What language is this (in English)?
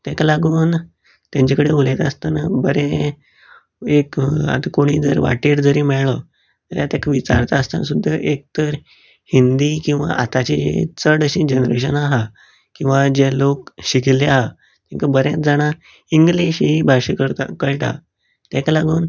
Konkani